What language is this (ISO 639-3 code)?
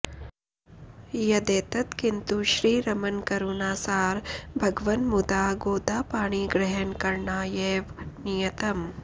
san